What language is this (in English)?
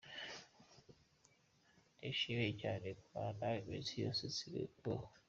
Kinyarwanda